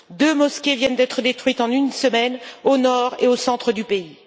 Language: French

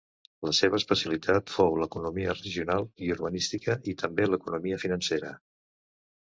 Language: Catalan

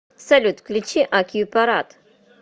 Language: Russian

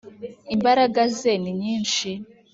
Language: Kinyarwanda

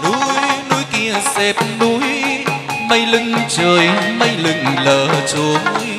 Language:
Vietnamese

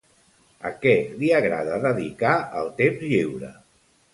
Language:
Catalan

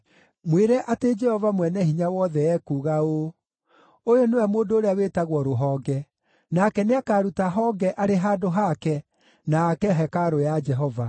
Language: Kikuyu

